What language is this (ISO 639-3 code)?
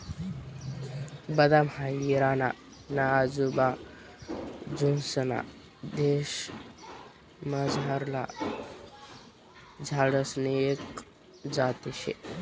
mar